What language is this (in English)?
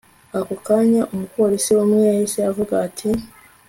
Kinyarwanda